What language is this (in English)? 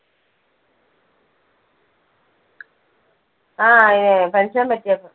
Malayalam